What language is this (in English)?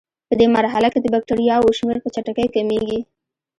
Pashto